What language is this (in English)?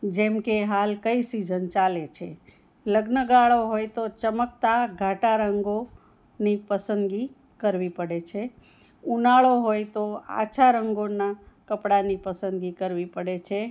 Gujarati